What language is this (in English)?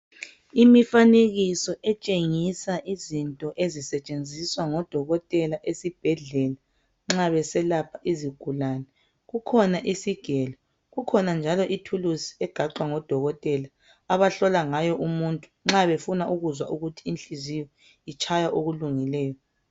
North Ndebele